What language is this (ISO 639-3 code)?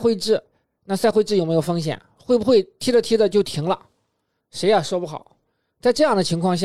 zho